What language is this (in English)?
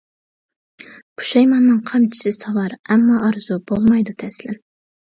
Uyghur